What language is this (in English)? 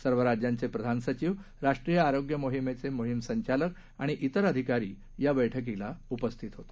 Marathi